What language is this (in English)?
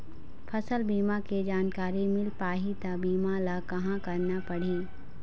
Chhattisgarhi